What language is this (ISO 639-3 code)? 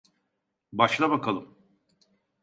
tur